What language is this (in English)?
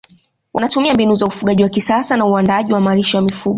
Swahili